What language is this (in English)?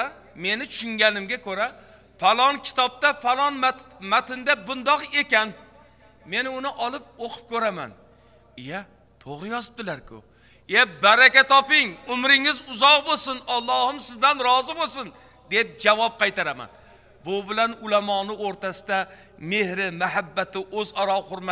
Turkish